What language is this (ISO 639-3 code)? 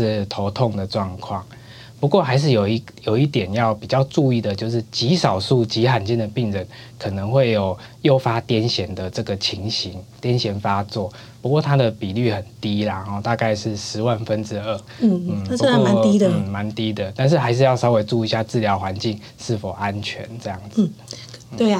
zho